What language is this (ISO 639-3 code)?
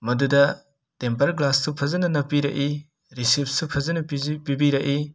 mni